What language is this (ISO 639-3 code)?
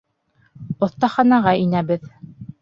bak